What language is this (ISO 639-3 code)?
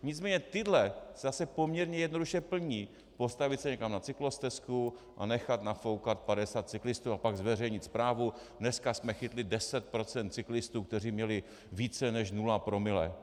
ces